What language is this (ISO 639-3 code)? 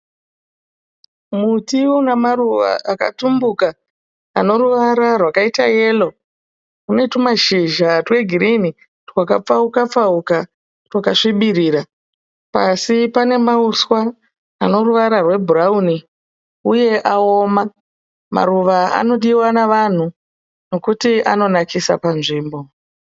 sna